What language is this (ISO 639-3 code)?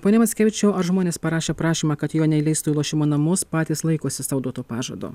lit